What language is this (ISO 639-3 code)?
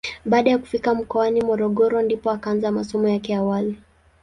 swa